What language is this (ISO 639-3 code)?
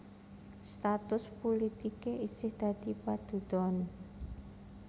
jav